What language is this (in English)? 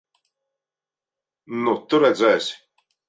Latvian